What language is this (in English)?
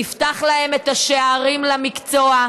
Hebrew